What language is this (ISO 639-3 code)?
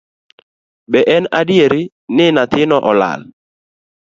luo